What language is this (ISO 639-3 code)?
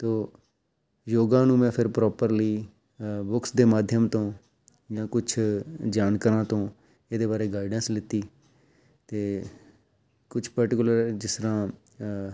pan